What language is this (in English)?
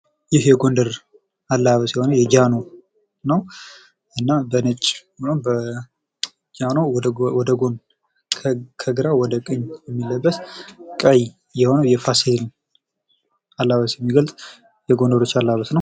Amharic